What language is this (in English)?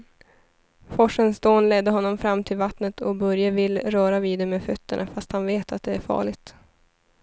Swedish